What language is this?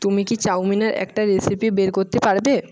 Bangla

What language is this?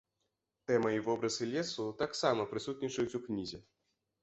Belarusian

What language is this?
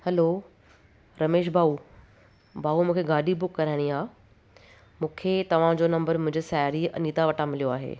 Sindhi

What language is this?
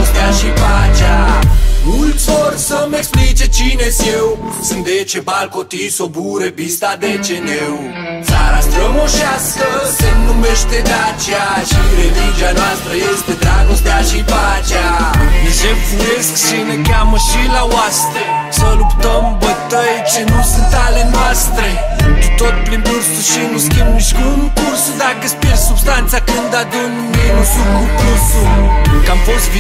Romanian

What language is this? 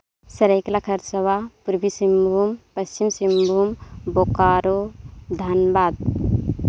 Santali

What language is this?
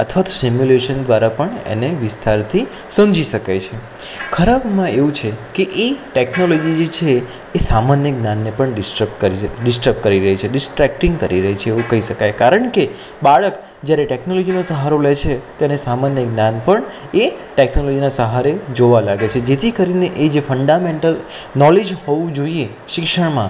Gujarati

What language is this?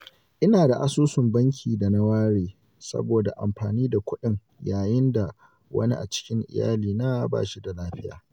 Hausa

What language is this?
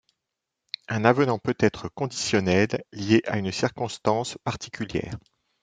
French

